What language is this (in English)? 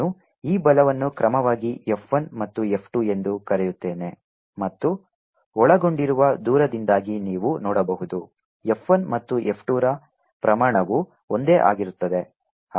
Kannada